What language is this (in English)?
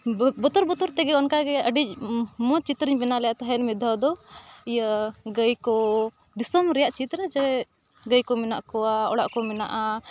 Santali